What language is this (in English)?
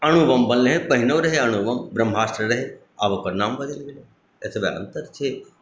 Maithili